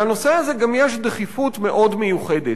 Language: Hebrew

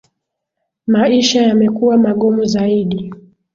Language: Swahili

